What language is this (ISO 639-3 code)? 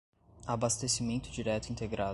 por